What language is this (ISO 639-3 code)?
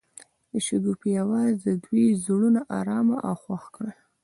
pus